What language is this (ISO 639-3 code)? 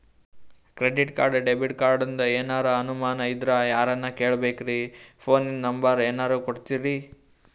kan